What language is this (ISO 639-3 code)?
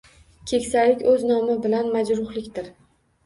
uzb